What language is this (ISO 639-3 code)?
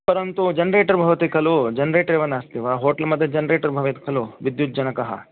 san